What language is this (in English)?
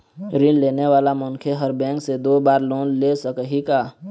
Chhattisgarhi